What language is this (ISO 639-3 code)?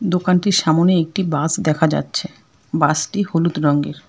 ben